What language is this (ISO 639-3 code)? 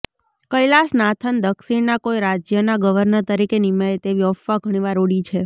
guj